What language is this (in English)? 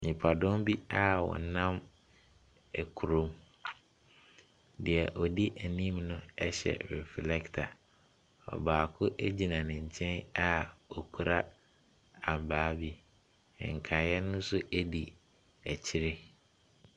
Akan